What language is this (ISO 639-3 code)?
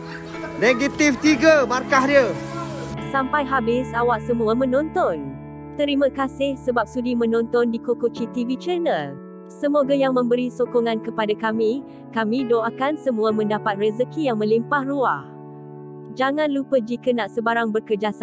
msa